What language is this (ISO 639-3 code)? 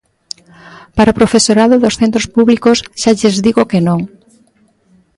glg